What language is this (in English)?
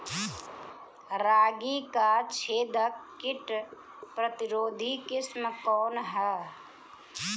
Bhojpuri